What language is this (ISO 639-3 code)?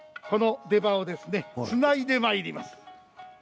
jpn